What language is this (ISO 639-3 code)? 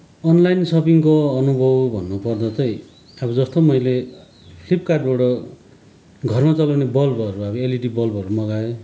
nep